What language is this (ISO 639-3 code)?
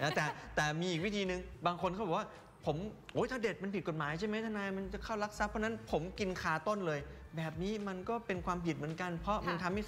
tha